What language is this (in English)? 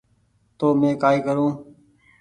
Goaria